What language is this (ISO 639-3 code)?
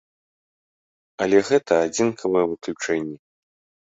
bel